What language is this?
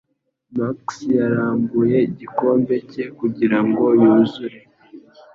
Kinyarwanda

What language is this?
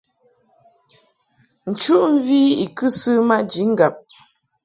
Mungaka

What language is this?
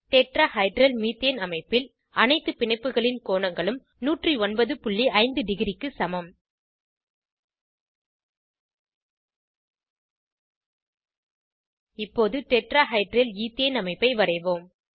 Tamil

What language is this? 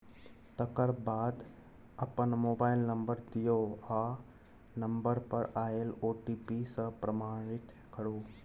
Maithili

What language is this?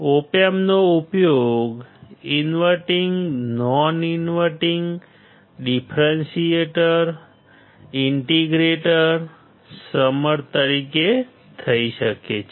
Gujarati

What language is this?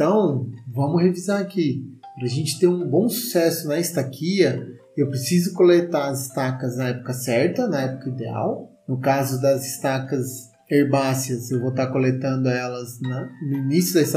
Portuguese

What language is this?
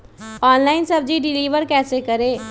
Magahi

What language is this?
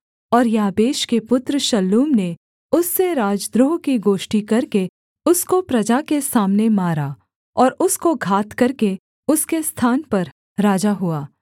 Hindi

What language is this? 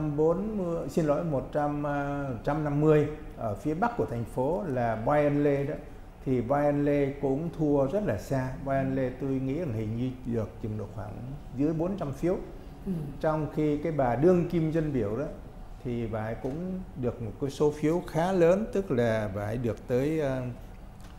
Vietnamese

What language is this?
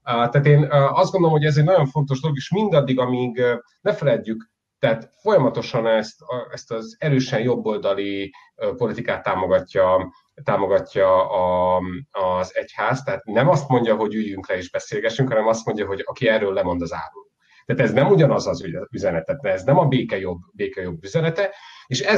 Hungarian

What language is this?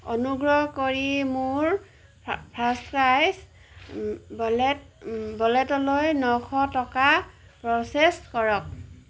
Assamese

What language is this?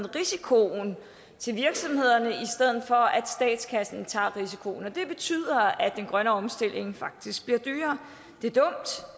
Danish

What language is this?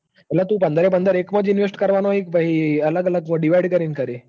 Gujarati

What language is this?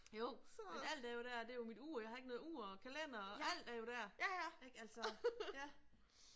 Danish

